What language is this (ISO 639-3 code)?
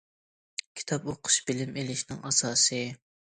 uig